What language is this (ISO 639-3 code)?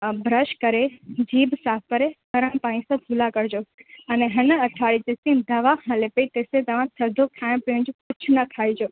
snd